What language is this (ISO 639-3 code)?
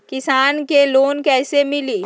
mag